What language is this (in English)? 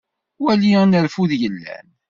Kabyle